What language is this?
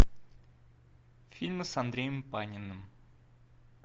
Russian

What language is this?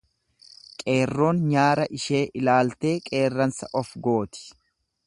Oromo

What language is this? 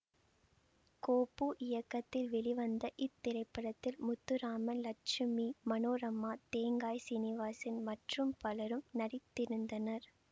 Tamil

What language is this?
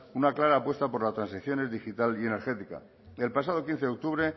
Spanish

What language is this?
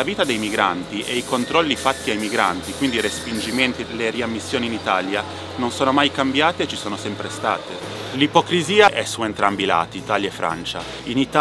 Italian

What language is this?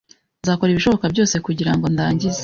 Kinyarwanda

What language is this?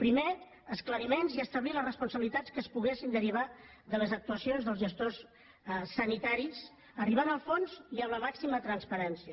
Catalan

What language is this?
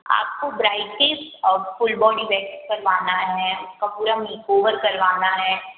Hindi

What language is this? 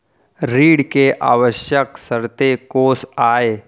Chhattisgarhi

